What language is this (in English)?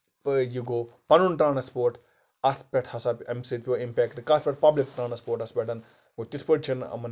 Kashmiri